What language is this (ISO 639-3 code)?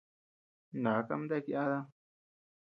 cux